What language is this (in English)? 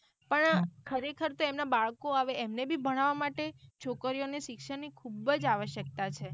Gujarati